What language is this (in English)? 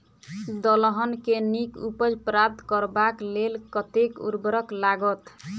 Maithili